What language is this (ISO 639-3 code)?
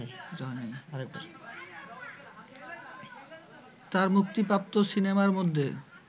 ben